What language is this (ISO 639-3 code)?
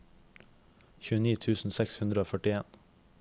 nor